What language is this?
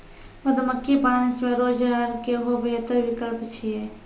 Maithili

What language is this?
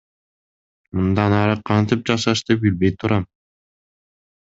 Kyrgyz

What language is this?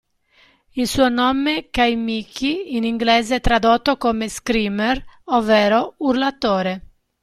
Italian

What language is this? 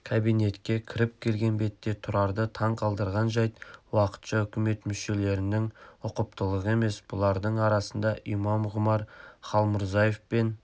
Kazakh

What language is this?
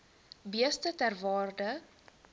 Afrikaans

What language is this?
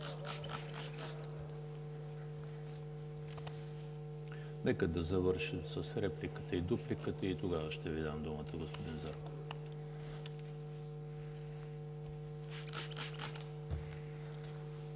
Bulgarian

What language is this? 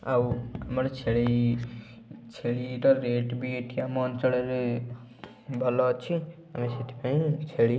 Odia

